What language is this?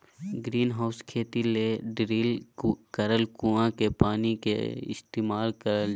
Magahi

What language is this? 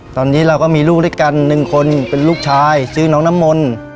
Thai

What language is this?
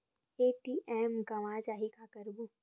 Chhattisgarhi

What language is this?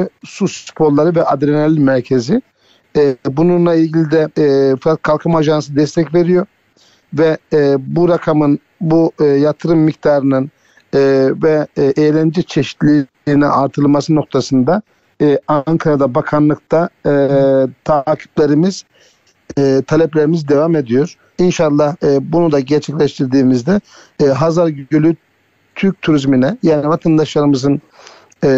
Turkish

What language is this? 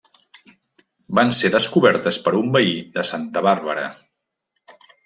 Catalan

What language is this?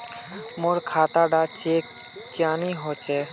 Magahi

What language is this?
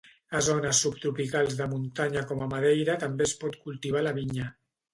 Catalan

